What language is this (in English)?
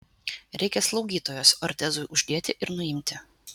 Lithuanian